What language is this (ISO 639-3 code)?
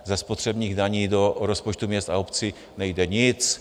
ces